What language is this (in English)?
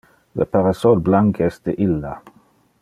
Interlingua